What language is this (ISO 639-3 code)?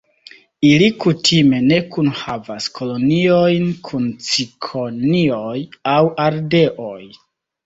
epo